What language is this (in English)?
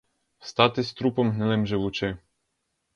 Ukrainian